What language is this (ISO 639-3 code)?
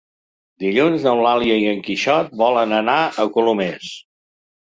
cat